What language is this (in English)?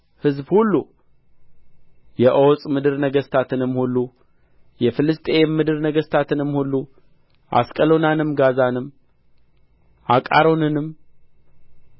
Amharic